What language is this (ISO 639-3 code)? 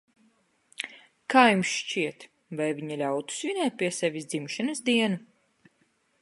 lav